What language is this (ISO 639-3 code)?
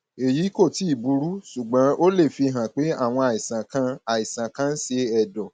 yor